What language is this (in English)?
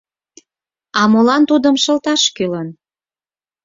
Mari